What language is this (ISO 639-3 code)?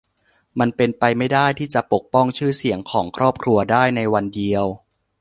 tha